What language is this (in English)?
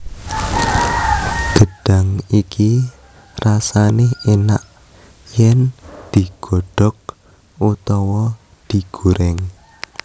Javanese